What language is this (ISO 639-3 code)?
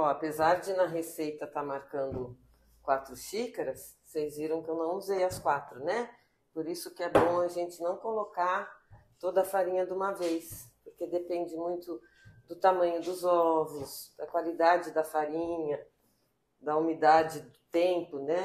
por